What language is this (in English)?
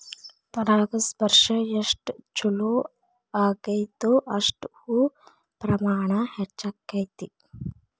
Kannada